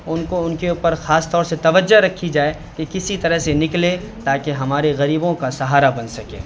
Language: Urdu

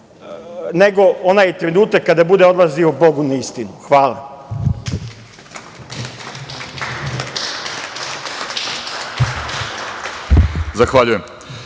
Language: Serbian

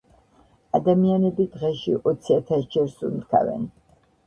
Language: Georgian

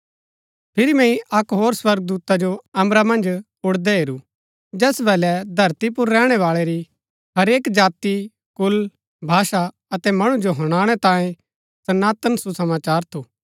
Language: Gaddi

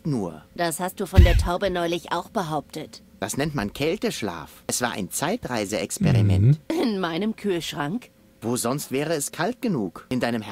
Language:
German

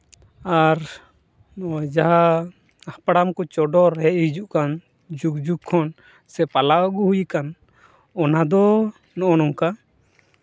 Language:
Santali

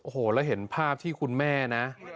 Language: Thai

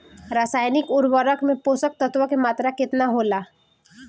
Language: Bhojpuri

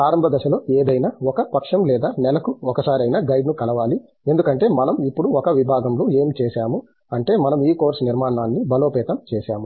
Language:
Telugu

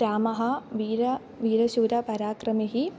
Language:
Sanskrit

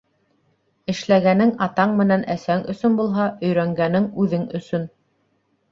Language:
Bashkir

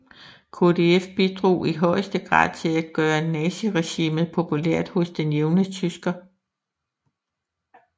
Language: Danish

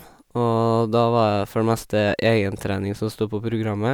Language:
Norwegian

